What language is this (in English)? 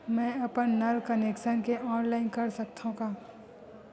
Chhattisgarhi